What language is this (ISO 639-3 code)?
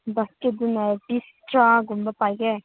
mni